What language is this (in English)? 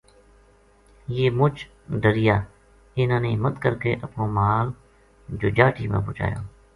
Gujari